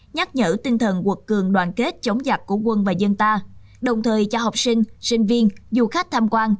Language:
Vietnamese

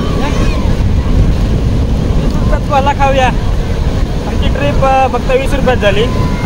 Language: Indonesian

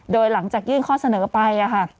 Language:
Thai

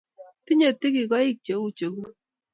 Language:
Kalenjin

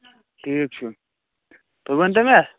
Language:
Kashmiri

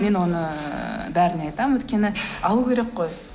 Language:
Kazakh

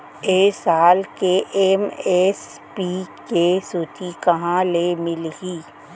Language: Chhattisgarhi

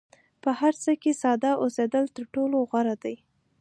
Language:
Pashto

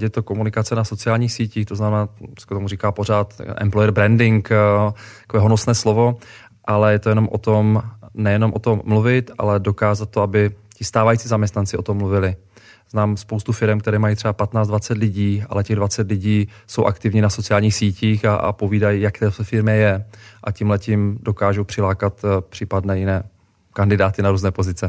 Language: Czech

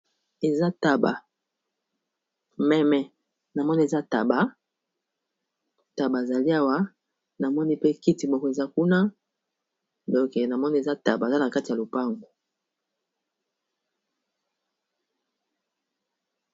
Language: Lingala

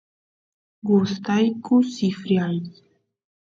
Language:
Santiago del Estero Quichua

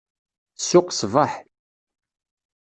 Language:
Kabyle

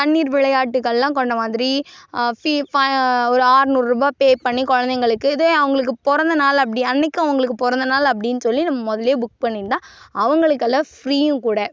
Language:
Tamil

